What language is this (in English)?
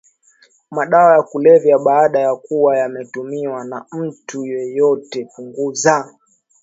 Swahili